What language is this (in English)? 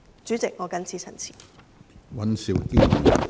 Cantonese